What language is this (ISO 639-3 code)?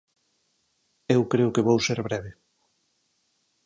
glg